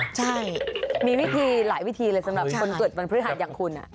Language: Thai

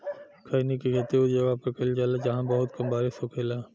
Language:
Bhojpuri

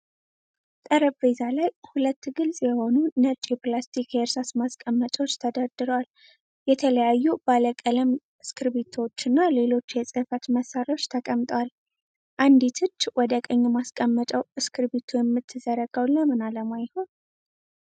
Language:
Amharic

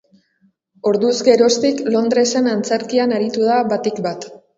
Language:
Basque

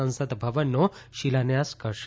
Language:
Gujarati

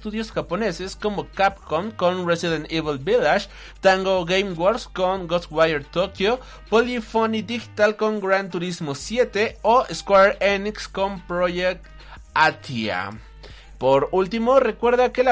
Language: Spanish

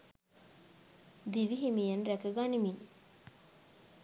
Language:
Sinhala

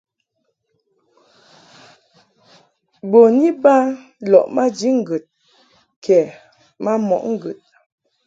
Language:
Mungaka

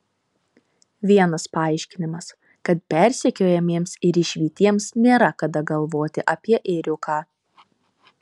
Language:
Lithuanian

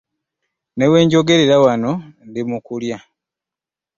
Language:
Ganda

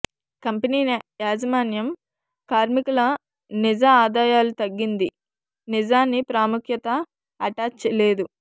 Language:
Telugu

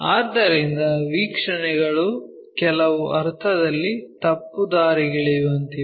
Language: Kannada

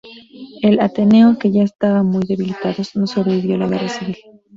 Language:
Spanish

